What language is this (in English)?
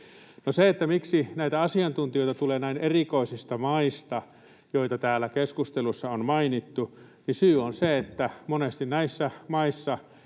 Finnish